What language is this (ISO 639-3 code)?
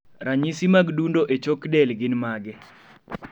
luo